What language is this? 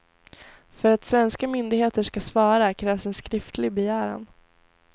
Swedish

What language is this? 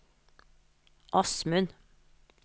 Norwegian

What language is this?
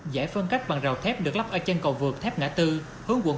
Vietnamese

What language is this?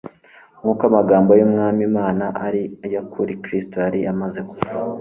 Kinyarwanda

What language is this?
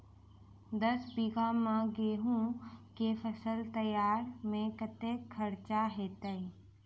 Maithili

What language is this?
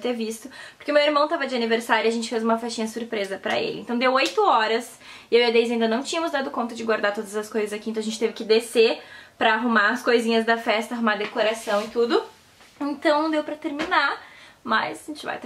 Portuguese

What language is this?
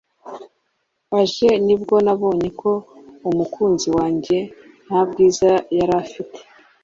Kinyarwanda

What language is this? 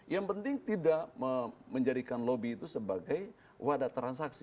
Indonesian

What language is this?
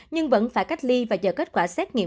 Vietnamese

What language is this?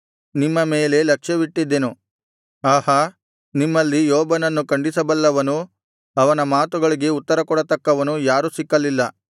Kannada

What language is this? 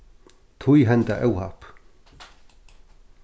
Faroese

